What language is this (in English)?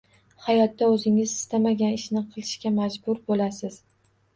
Uzbek